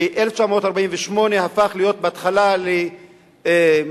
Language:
Hebrew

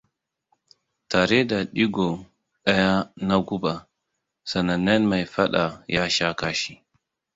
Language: Hausa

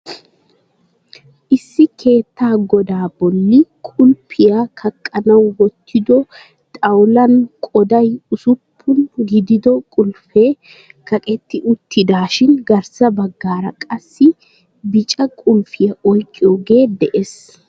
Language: Wolaytta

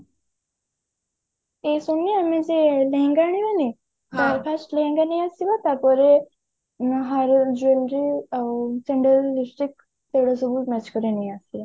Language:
Odia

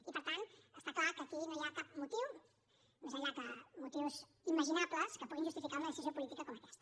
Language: Catalan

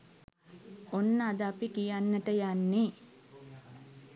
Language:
Sinhala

